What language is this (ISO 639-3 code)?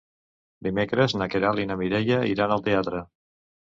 cat